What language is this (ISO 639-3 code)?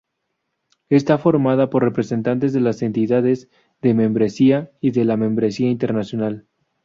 spa